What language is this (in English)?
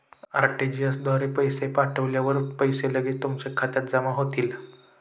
Marathi